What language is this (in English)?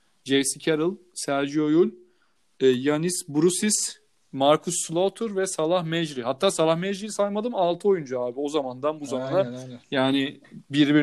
Turkish